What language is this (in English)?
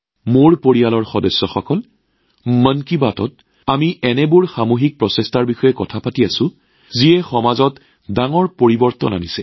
Assamese